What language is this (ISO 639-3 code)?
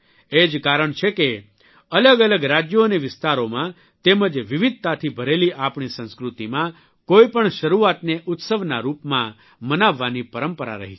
guj